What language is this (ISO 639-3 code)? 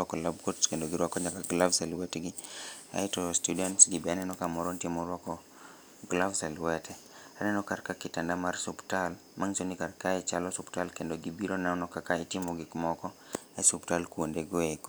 luo